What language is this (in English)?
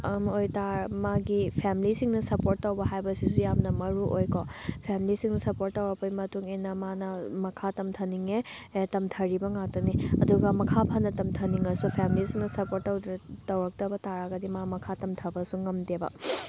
Manipuri